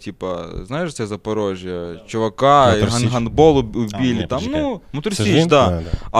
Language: Ukrainian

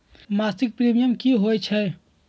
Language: Magahi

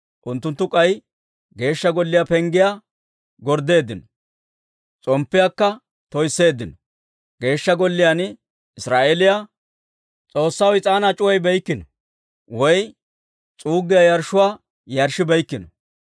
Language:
Dawro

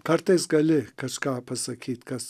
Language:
Lithuanian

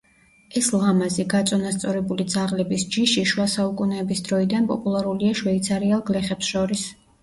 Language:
Georgian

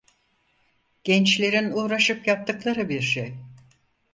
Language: Turkish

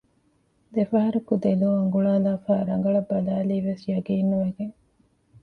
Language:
Divehi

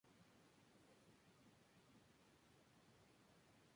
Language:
Spanish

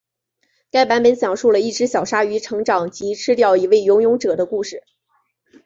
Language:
Chinese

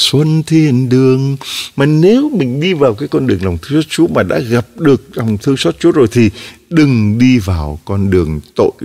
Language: Vietnamese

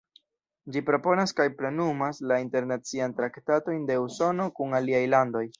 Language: Esperanto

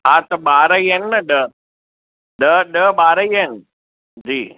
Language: Sindhi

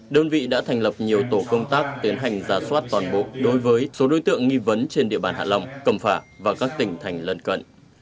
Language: Vietnamese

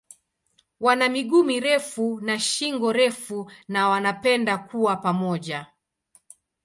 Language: Swahili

